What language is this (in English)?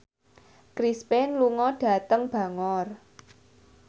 Javanese